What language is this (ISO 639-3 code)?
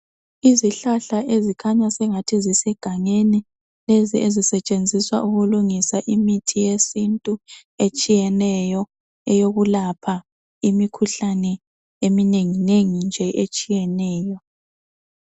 nde